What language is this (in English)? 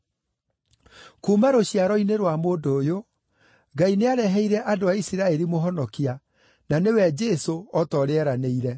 Kikuyu